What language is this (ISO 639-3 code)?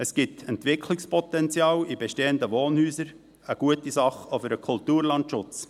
gsw